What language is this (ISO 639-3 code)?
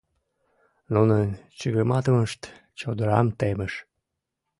chm